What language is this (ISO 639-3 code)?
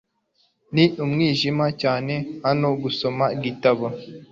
kin